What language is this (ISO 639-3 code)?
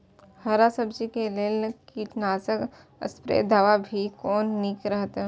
mai